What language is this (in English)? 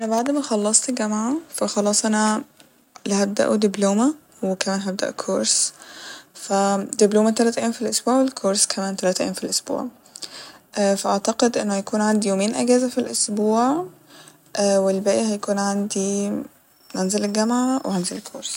Egyptian Arabic